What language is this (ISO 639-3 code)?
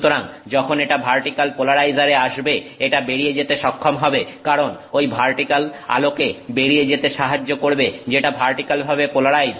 ben